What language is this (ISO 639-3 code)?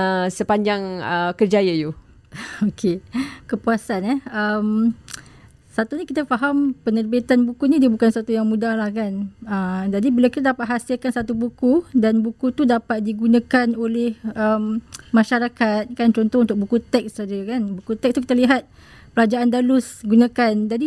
msa